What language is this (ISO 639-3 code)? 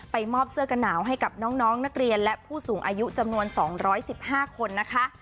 tha